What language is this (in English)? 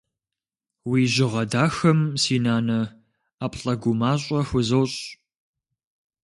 Kabardian